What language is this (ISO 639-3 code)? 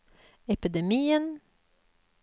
nor